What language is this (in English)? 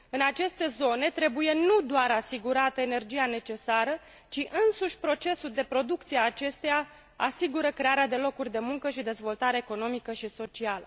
Romanian